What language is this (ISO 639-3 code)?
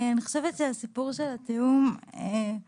heb